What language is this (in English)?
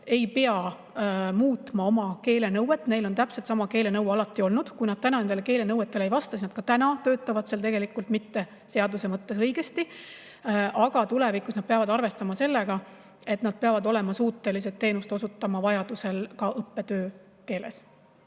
Estonian